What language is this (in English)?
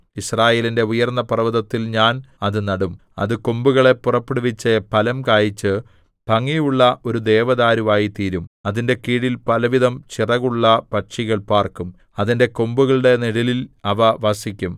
Malayalam